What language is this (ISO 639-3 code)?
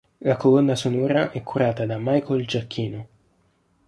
ita